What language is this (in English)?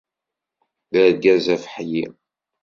Kabyle